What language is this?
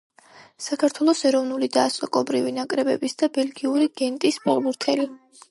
Georgian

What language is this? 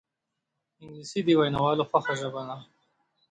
Pashto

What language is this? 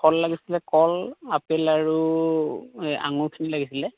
Assamese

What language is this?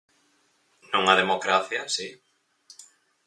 Galician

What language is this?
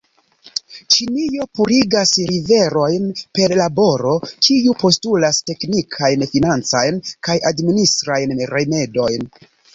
Esperanto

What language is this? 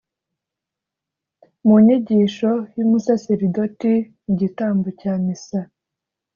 Kinyarwanda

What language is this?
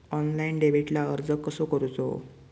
Marathi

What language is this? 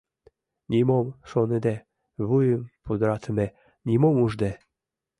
Mari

